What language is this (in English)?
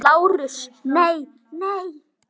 Icelandic